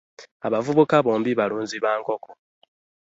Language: Ganda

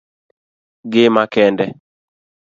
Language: Luo (Kenya and Tanzania)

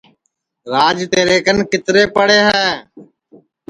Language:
Sansi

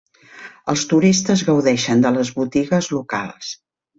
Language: Catalan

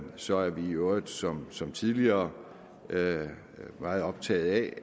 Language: Danish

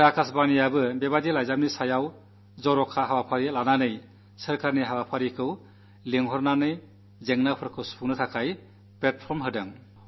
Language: Malayalam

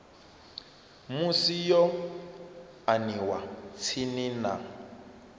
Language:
Venda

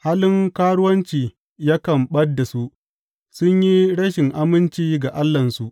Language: Hausa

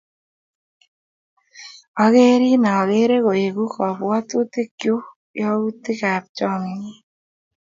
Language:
Kalenjin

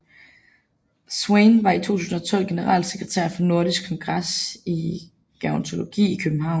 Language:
Danish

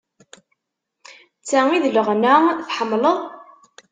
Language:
Kabyle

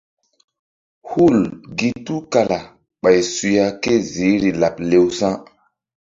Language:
Mbum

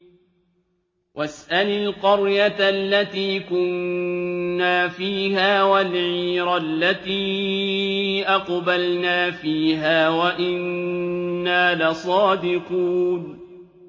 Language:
Arabic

